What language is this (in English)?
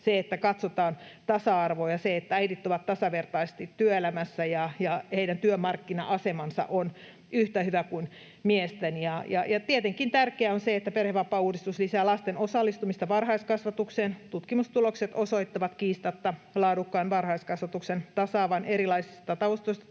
Finnish